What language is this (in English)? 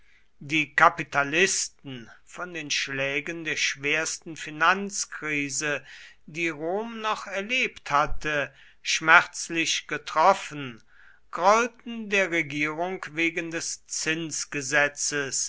German